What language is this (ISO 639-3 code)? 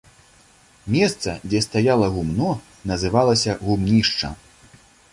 bel